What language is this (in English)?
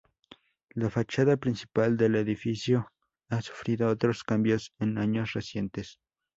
Spanish